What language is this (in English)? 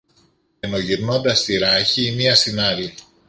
Greek